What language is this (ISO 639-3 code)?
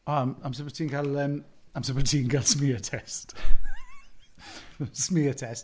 cym